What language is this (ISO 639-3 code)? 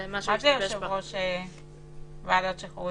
heb